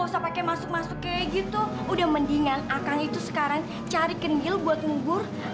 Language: Indonesian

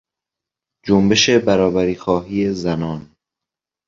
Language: Persian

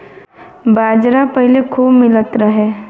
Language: Bhojpuri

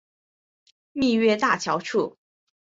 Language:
Chinese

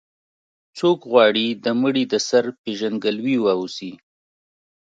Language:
Pashto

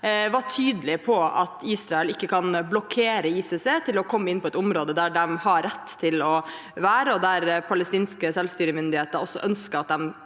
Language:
Norwegian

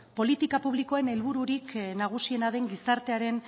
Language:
Basque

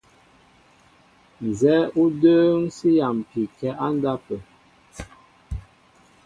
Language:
Mbo (Cameroon)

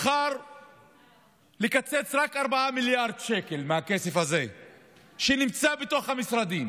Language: Hebrew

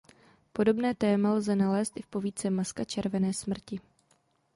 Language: Czech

